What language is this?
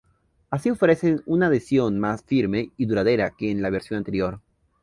Spanish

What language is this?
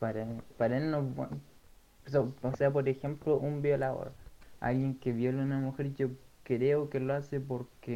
Spanish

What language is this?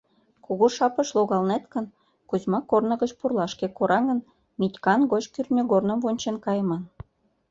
Mari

